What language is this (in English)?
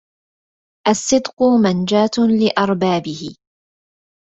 Arabic